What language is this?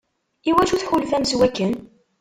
Kabyle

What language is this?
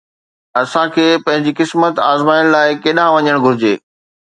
Sindhi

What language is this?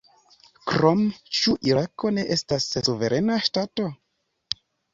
Esperanto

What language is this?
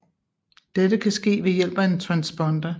Danish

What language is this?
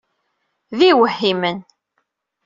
Kabyle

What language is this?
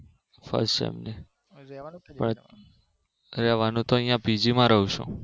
Gujarati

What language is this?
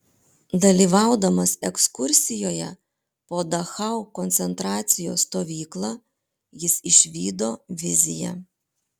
Lithuanian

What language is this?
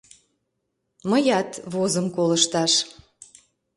Mari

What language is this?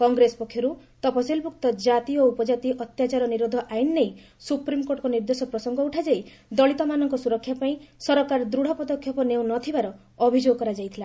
Odia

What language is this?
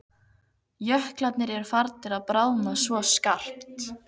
Icelandic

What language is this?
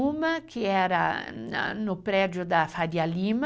Portuguese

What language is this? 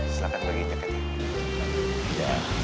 Indonesian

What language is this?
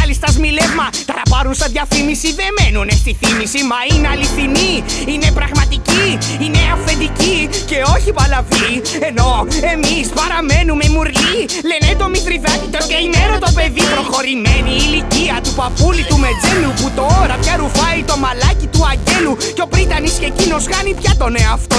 Greek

